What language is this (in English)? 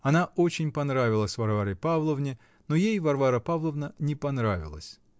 Russian